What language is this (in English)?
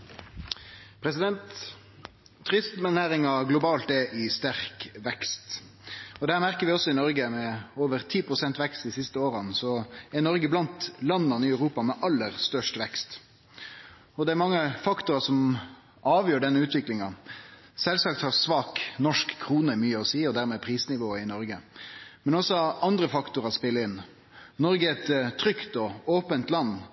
Norwegian Nynorsk